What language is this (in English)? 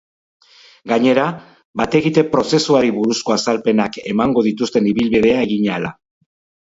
Basque